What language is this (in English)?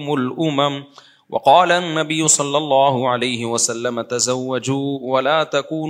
Urdu